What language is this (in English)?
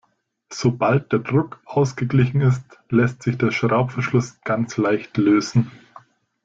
German